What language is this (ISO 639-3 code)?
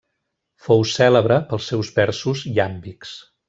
cat